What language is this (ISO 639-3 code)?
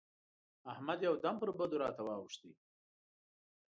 pus